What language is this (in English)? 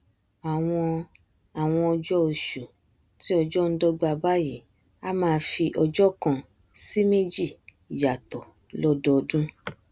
Yoruba